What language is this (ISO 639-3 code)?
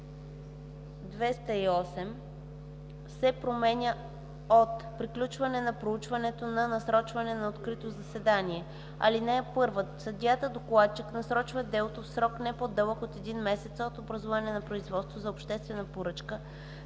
bul